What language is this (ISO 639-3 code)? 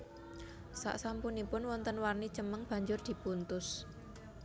jav